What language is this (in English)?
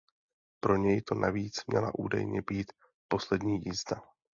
Czech